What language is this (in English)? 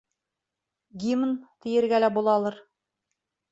Bashkir